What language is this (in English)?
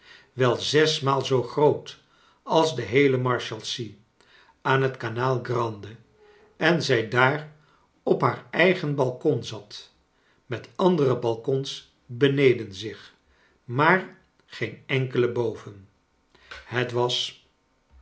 Dutch